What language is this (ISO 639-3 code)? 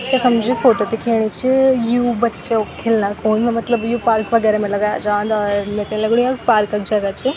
gbm